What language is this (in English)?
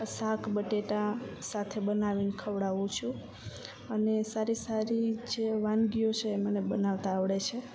Gujarati